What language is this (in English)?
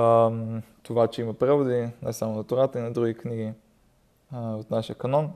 Bulgarian